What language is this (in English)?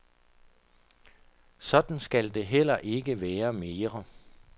Danish